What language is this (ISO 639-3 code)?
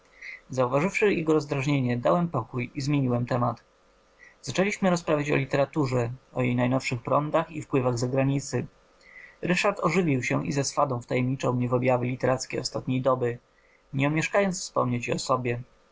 pol